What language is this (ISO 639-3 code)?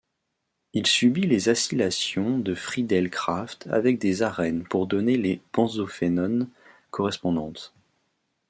fra